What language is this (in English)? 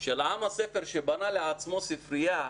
Hebrew